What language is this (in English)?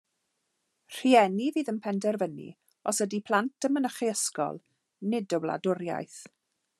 Welsh